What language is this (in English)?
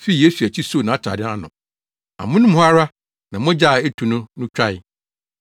Akan